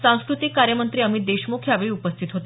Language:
Marathi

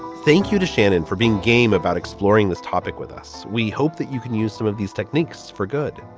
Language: English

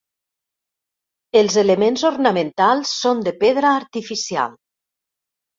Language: Catalan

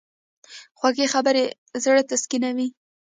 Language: Pashto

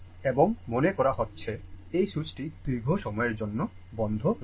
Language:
Bangla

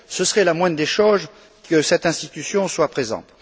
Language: French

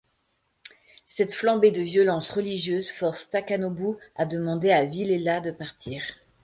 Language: French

